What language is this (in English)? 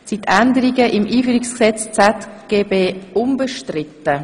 Swiss German